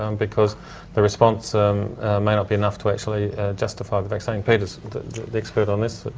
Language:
English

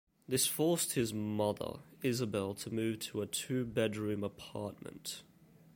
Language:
English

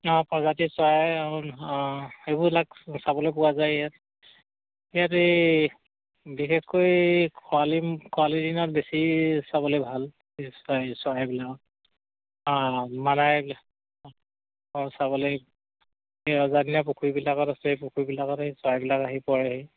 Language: Assamese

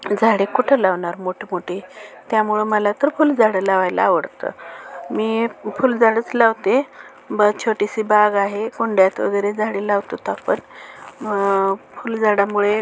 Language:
Marathi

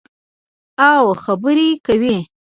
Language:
Pashto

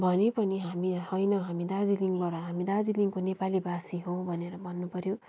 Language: Nepali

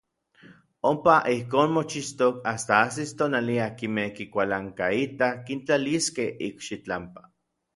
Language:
Orizaba Nahuatl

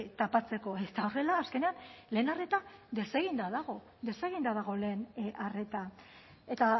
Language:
Basque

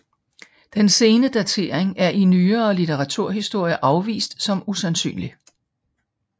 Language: Danish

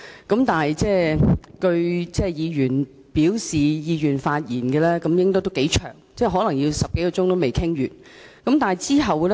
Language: Cantonese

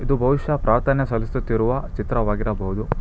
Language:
Kannada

